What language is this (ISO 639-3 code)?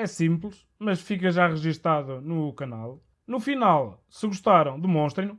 por